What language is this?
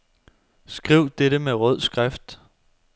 Danish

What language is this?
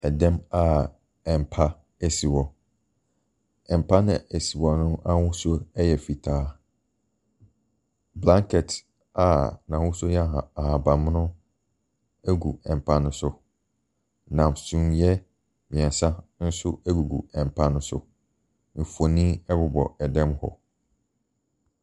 Akan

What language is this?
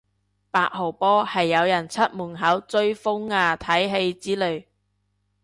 Cantonese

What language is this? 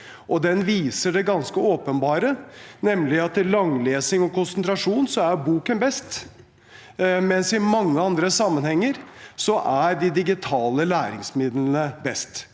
Norwegian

